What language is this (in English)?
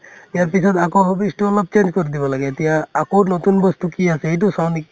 Assamese